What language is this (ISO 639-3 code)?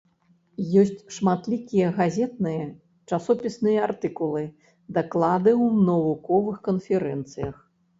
bel